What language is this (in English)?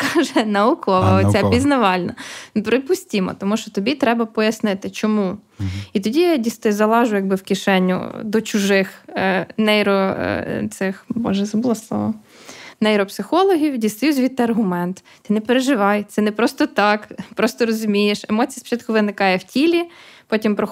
Ukrainian